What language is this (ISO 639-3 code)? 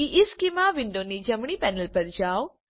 guj